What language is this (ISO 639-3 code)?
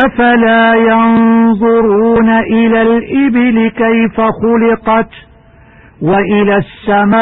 ara